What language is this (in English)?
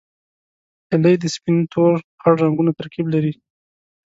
Pashto